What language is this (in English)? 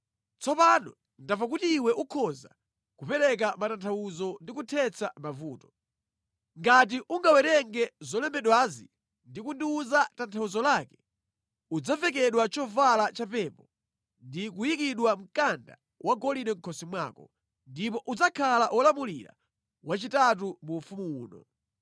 Nyanja